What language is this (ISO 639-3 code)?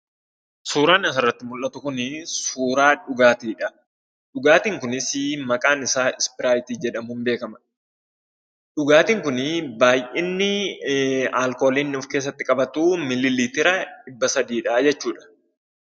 orm